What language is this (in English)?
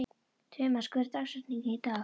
Icelandic